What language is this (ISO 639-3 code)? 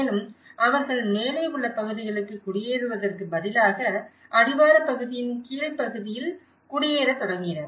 tam